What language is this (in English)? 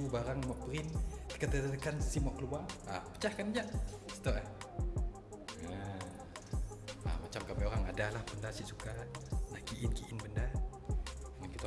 Malay